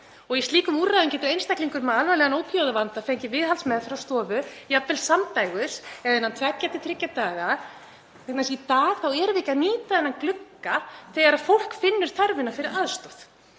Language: Icelandic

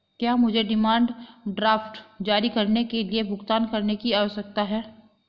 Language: Hindi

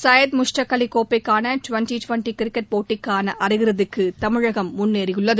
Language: Tamil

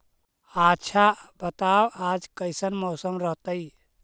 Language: Magahi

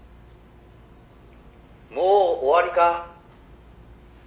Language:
Japanese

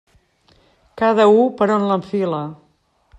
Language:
Catalan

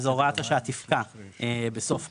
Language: Hebrew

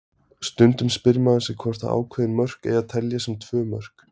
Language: Icelandic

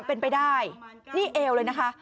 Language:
Thai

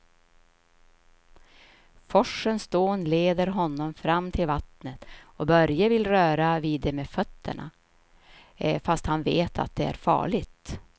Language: Swedish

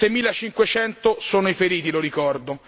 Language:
Italian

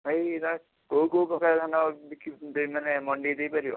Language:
Odia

